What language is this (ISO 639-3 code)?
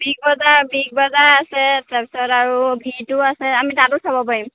asm